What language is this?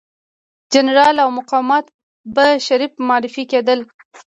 Pashto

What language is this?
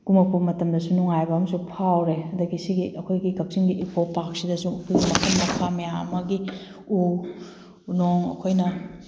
Manipuri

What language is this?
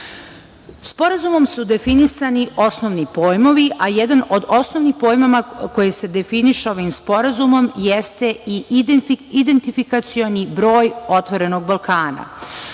Serbian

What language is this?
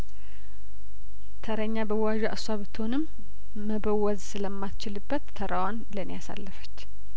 Amharic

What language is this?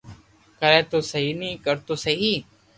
Loarki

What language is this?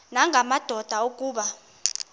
Xhosa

